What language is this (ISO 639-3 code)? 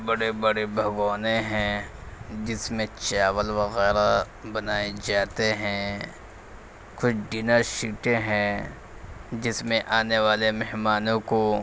urd